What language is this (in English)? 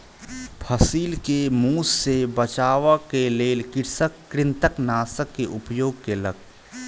Maithili